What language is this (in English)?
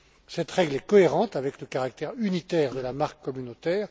French